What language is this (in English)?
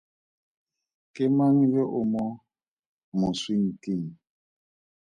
Tswana